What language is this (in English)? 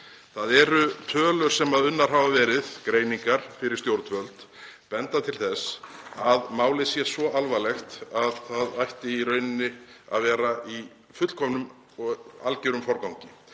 Icelandic